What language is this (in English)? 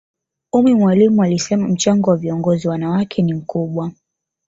Swahili